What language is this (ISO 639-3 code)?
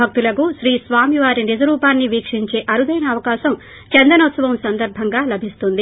tel